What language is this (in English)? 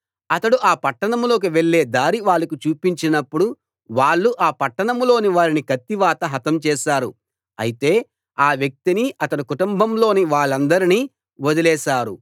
Telugu